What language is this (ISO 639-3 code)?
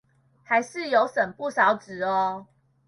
zho